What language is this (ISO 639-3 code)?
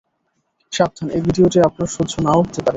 ben